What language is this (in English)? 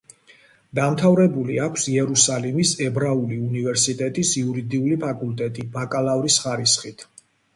Georgian